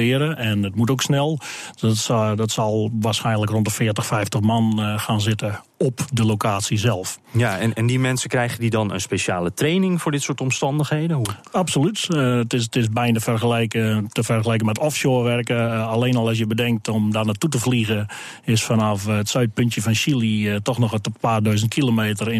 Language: Dutch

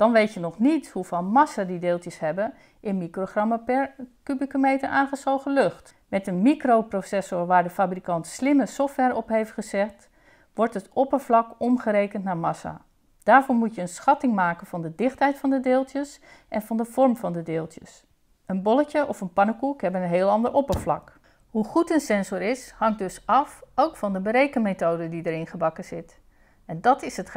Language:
Dutch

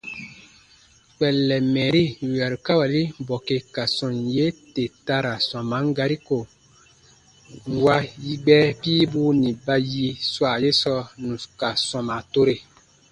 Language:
Baatonum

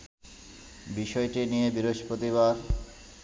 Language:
Bangla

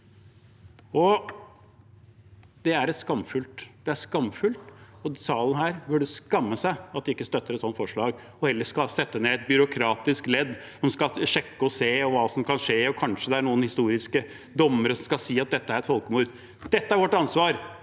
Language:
Norwegian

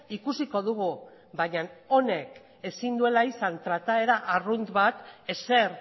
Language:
Basque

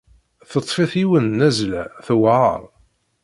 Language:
Kabyle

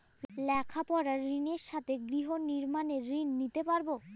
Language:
Bangla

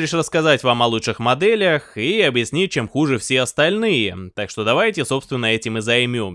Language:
Russian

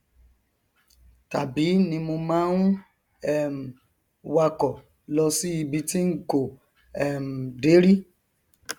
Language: Yoruba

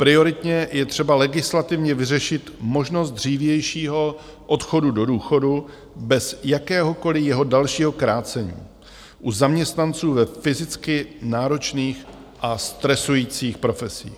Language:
Czech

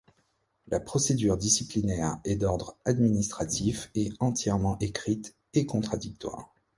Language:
French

